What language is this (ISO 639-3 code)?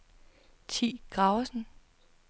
dan